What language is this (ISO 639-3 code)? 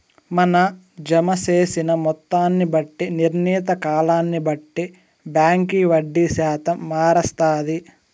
tel